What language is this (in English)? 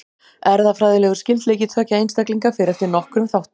Icelandic